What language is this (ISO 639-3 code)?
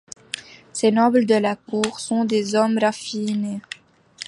fra